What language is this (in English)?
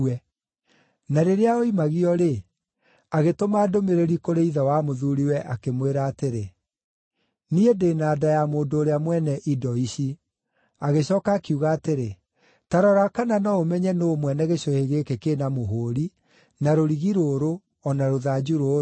Kikuyu